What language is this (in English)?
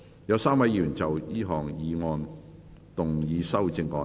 Cantonese